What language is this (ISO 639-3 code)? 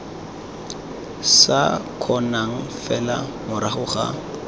tsn